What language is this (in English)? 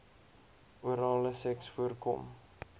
Afrikaans